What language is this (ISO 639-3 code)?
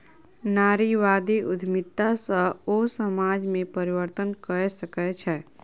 mai